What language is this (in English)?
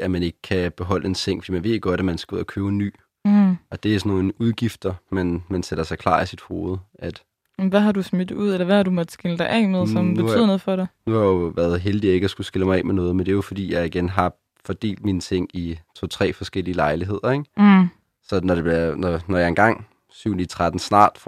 Danish